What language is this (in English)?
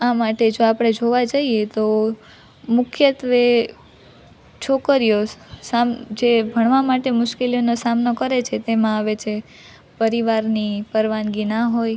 Gujarati